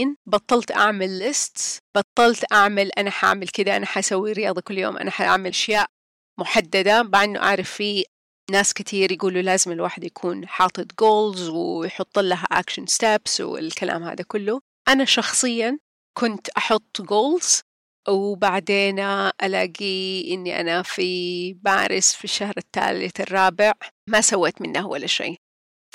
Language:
Arabic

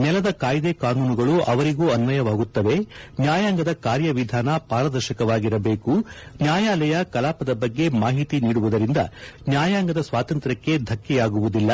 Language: Kannada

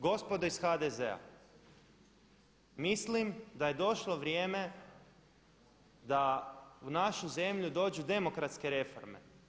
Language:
Croatian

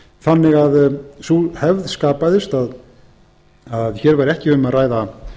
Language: Icelandic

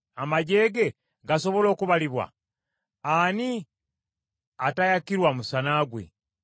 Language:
Ganda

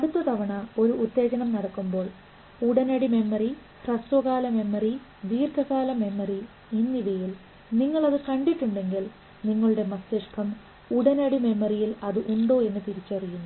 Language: Malayalam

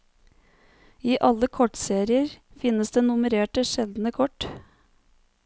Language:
Norwegian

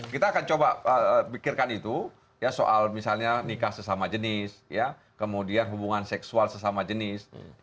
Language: Indonesian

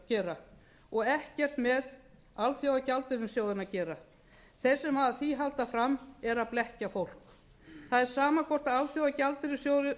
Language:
Icelandic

